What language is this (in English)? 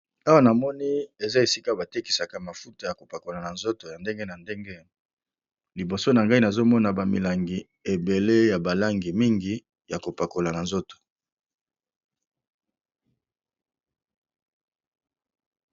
Lingala